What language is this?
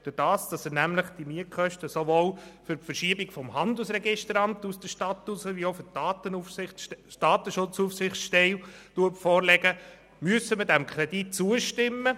Swiss German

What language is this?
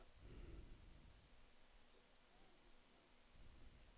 Swedish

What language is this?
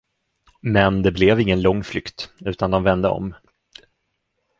Swedish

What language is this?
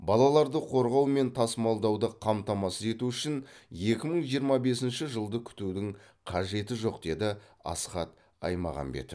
Kazakh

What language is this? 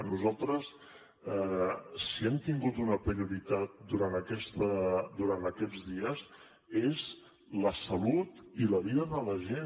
Catalan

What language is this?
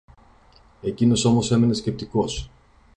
Greek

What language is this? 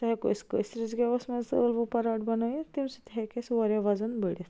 Kashmiri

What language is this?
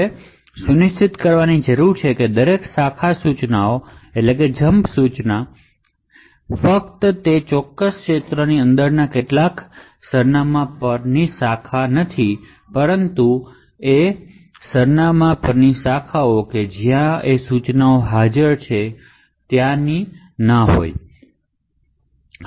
Gujarati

